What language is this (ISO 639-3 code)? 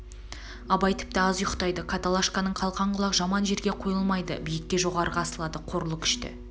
kaz